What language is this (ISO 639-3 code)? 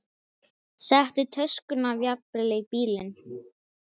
isl